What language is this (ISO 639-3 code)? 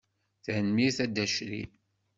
kab